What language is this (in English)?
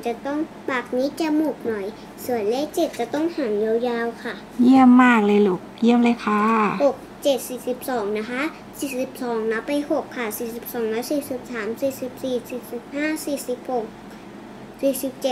Thai